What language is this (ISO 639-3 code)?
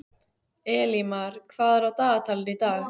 isl